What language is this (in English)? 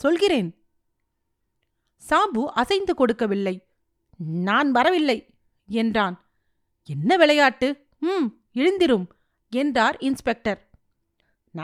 Tamil